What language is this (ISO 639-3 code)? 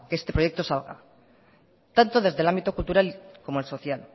spa